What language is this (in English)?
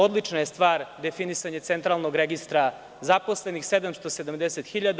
Serbian